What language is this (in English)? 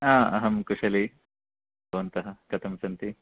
Sanskrit